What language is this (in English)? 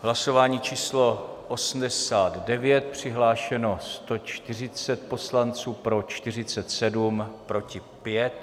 Czech